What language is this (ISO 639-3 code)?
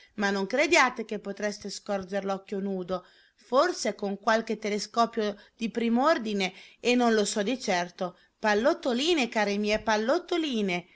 ita